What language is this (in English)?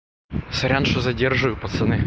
Russian